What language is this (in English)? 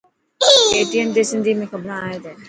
Dhatki